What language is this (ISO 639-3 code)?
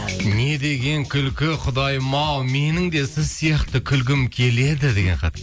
kaz